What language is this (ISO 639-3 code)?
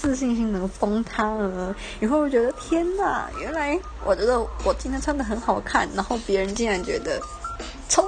zho